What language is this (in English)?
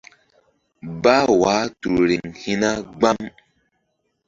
Mbum